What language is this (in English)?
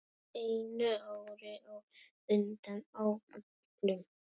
Icelandic